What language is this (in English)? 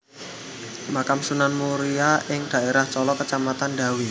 Javanese